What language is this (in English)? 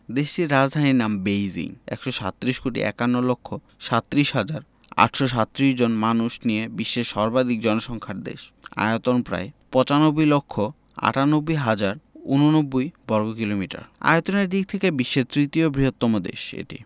Bangla